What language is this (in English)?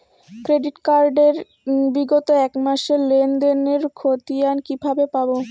Bangla